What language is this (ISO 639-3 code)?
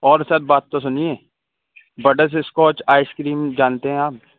urd